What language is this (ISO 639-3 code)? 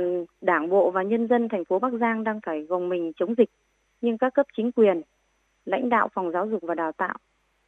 vie